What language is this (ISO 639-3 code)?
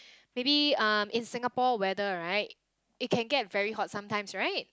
eng